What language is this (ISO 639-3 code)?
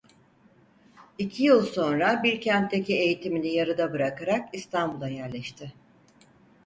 tur